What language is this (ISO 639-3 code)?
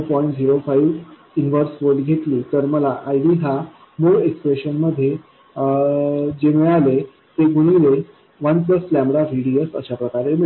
mar